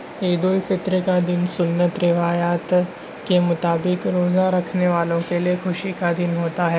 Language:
Urdu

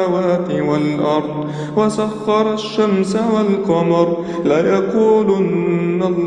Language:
Arabic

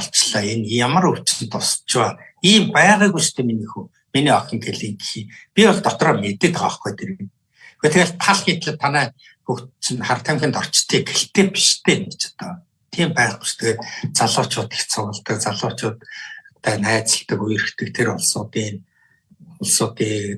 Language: Turkish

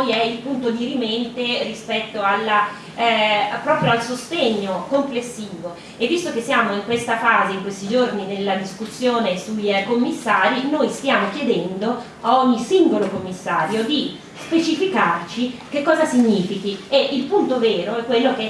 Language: Italian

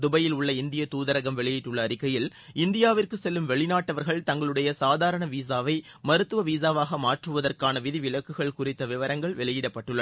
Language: Tamil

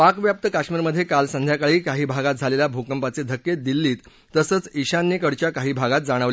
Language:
Marathi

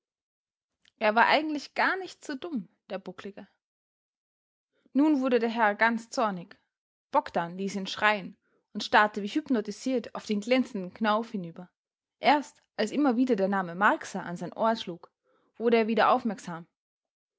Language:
German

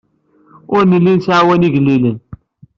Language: Kabyle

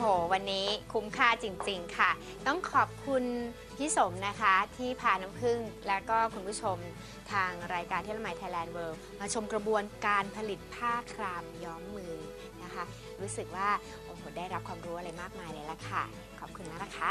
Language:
Thai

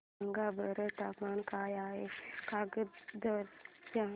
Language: Marathi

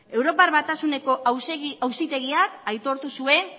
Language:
Basque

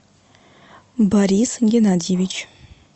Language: Russian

